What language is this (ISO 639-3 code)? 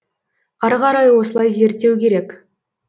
kaz